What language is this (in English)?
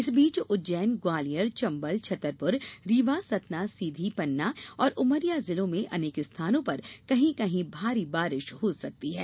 Hindi